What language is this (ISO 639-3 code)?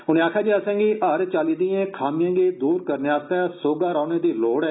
doi